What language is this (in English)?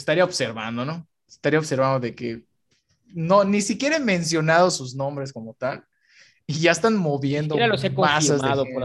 Spanish